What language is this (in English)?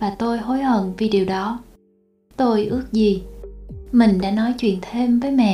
Vietnamese